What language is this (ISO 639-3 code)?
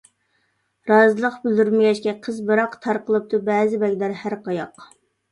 uig